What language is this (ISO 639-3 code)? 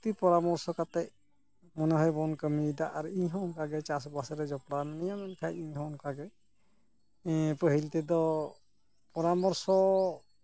sat